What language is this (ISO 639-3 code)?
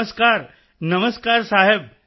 pan